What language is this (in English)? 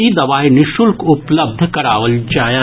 Maithili